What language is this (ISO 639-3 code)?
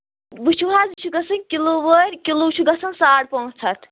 kas